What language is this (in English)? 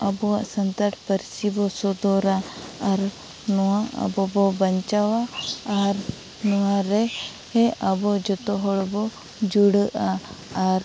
Santali